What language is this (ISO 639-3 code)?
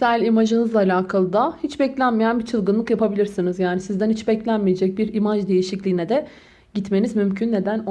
tur